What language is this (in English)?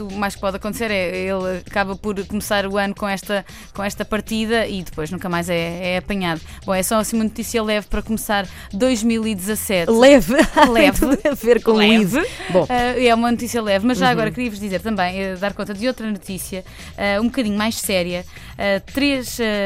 Portuguese